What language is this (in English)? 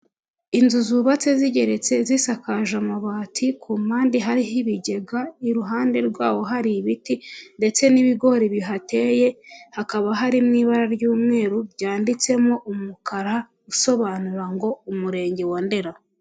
Kinyarwanda